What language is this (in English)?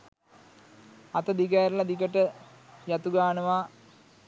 Sinhala